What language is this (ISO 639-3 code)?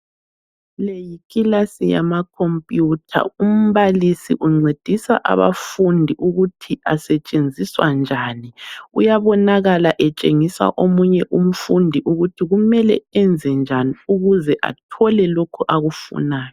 nde